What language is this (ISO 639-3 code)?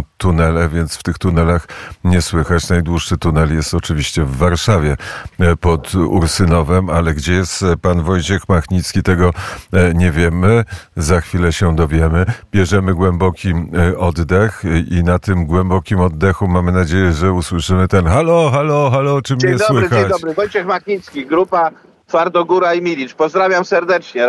pol